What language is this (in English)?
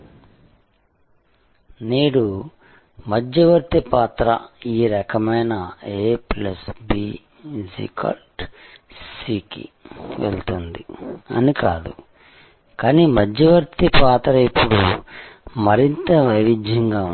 Telugu